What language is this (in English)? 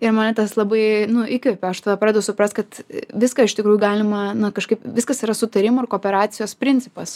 Lithuanian